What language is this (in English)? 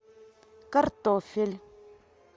Russian